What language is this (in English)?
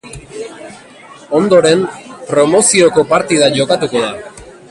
Basque